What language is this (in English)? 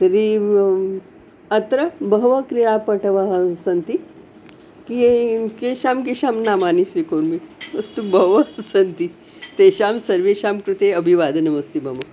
Sanskrit